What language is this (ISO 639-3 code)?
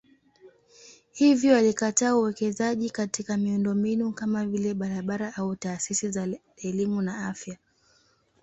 swa